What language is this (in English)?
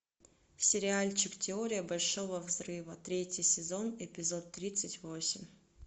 Russian